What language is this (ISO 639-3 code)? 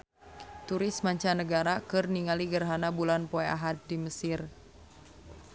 sun